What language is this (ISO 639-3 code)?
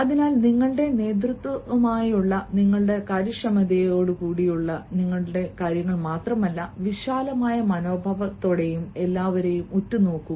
mal